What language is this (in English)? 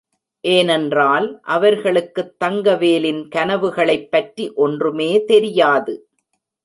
Tamil